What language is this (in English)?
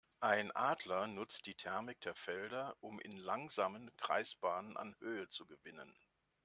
German